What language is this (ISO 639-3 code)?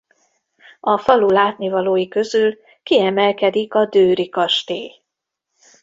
hun